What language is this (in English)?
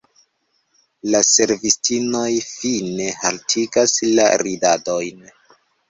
Esperanto